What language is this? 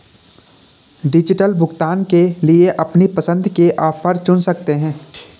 Hindi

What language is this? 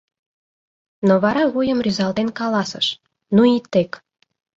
Mari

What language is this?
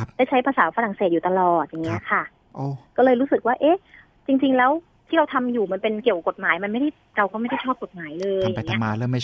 Thai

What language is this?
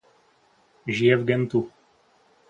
Czech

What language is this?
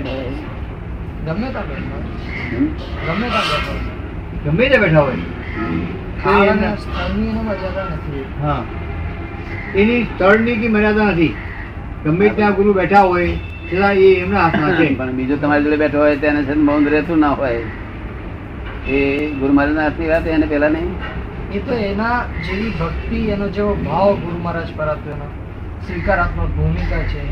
Gujarati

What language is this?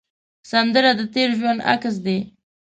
Pashto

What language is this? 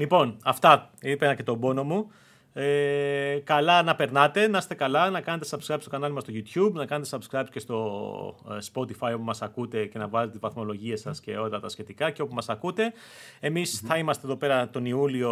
Greek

